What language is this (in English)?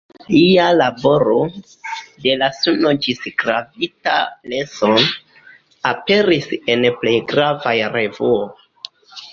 Esperanto